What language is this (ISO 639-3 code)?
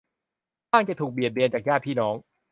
tha